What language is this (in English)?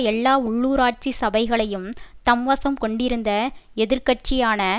Tamil